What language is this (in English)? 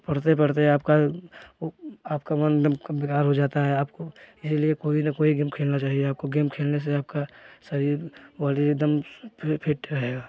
Hindi